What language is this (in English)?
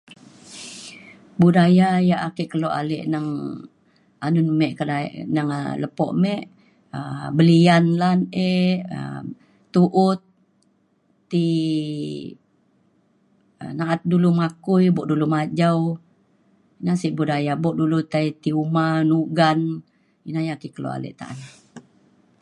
Mainstream Kenyah